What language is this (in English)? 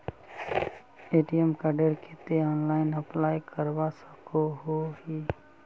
Magahi